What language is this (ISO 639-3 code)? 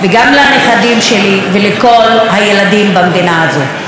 heb